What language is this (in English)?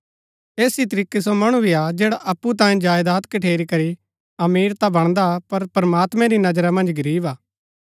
Gaddi